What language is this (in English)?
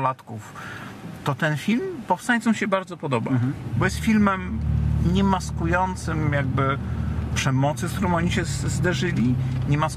Polish